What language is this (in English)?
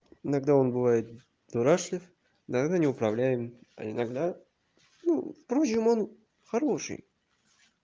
Russian